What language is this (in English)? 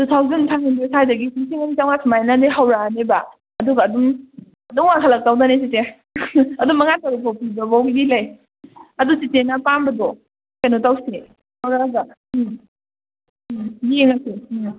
Manipuri